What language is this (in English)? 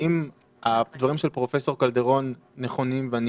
Hebrew